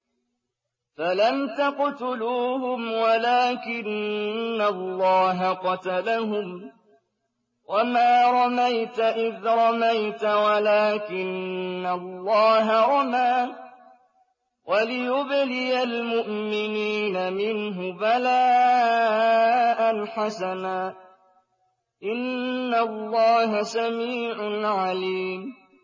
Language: Arabic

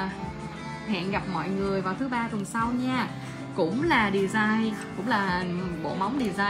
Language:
Vietnamese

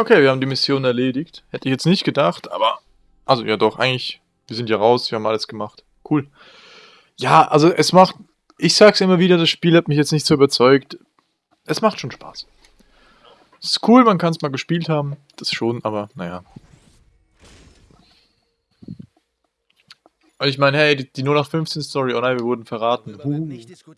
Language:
German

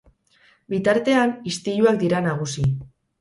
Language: Basque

